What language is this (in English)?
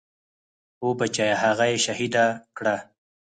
Pashto